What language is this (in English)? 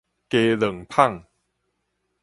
Min Nan Chinese